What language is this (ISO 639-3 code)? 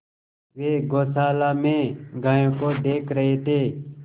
hin